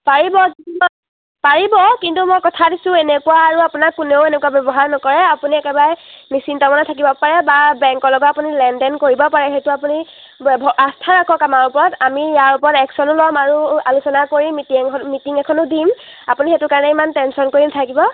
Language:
Assamese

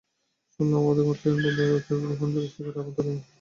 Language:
Bangla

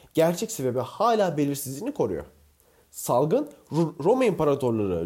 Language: Turkish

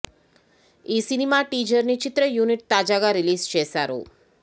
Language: Telugu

